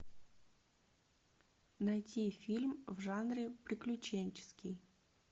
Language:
Russian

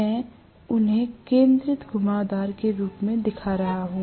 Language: Hindi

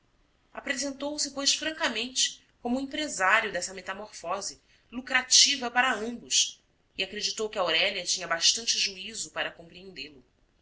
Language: Portuguese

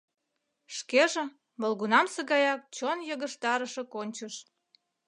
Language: Mari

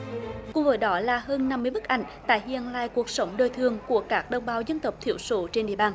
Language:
Vietnamese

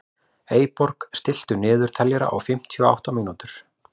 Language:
Icelandic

